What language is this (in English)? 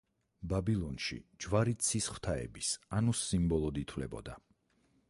Georgian